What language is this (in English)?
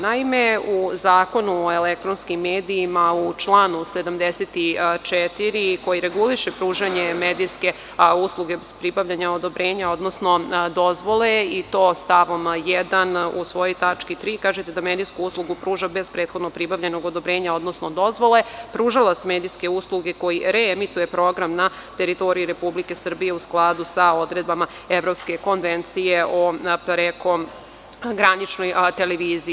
Serbian